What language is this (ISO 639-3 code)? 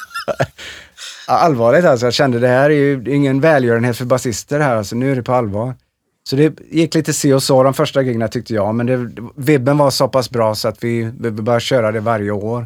swe